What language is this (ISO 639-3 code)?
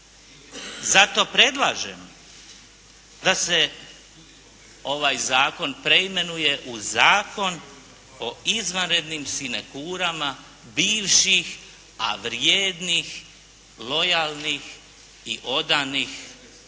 hrv